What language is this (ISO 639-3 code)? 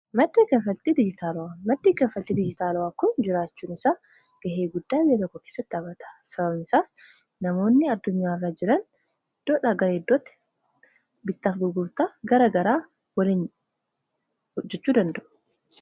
orm